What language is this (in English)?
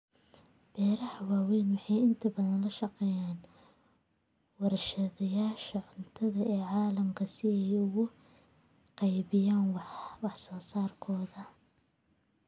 Somali